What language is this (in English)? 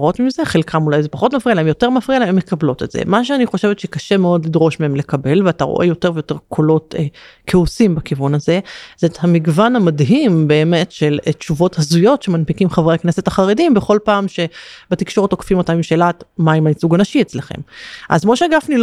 Hebrew